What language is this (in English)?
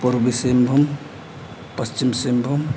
Santali